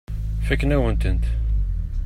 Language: Kabyle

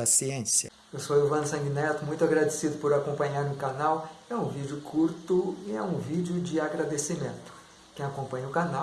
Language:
Portuguese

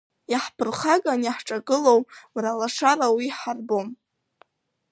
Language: Abkhazian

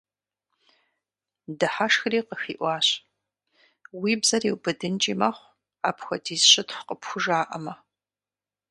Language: Kabardian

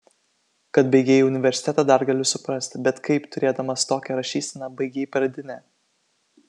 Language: Lithuanian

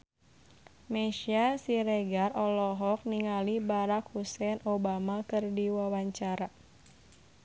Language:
Sundanese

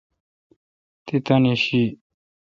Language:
Kalkoti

